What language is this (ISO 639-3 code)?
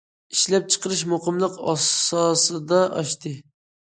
uig